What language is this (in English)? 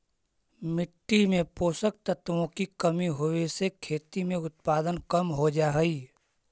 Magahi